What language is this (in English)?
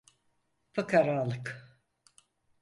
Turkish